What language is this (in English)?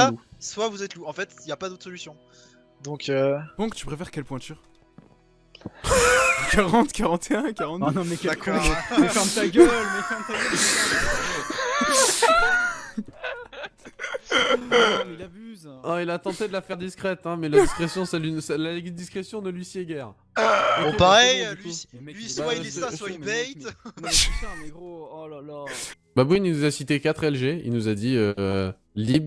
French